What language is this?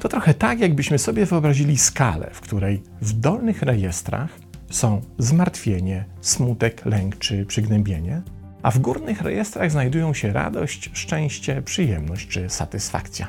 Polish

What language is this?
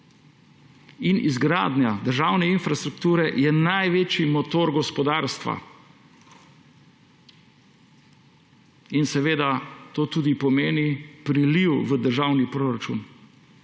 Slovenian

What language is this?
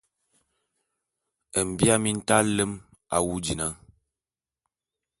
Bulu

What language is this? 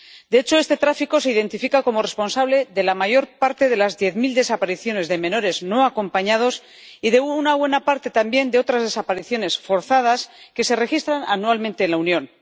Spanish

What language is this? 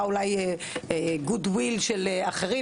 Hebrew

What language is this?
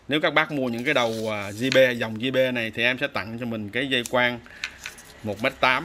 Vietnamese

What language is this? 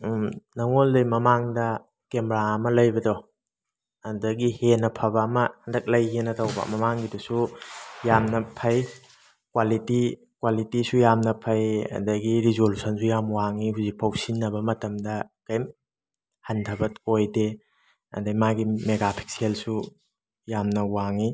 Manipuri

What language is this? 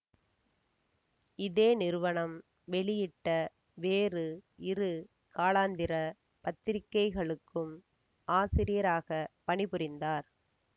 Tamil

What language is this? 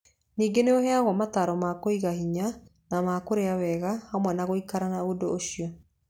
Kikuyu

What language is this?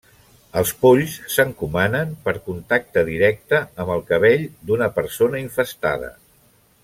Catalan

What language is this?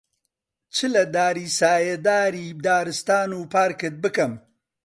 Central Kurdish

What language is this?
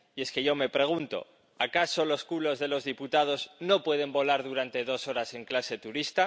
Spanish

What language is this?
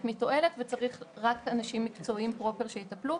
Hebrew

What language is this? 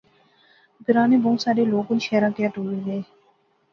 Pahari-Potwari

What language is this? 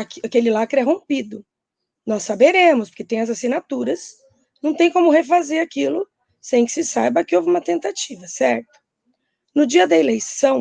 Portuguese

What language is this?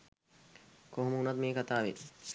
Sinhala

